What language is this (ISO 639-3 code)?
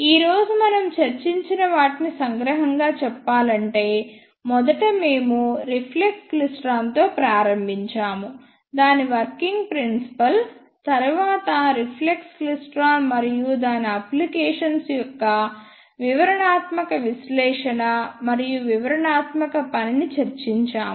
tel